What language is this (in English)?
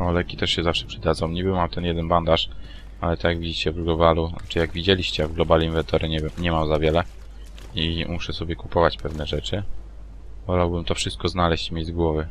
Polish